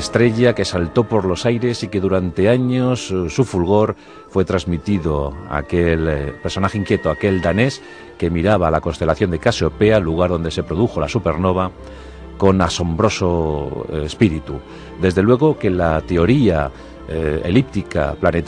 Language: Spanish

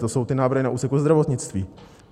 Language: Czech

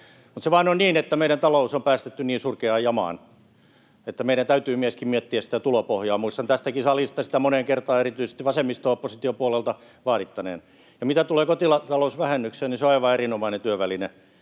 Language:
Finnish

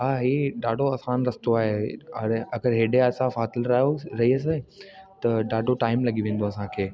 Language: Sindhi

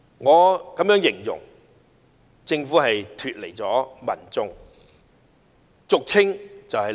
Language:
Cantonese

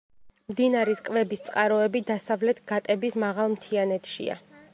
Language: Georgian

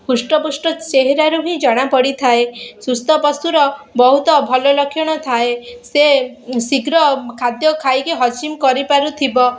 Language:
Odia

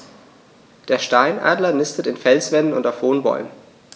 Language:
German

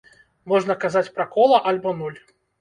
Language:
Belarusian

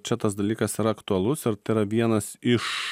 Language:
Lithuanian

